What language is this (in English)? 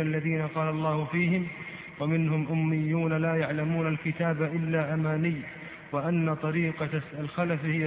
Arabic